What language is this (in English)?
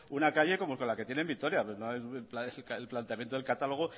Spanish